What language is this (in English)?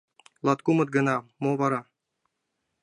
Mari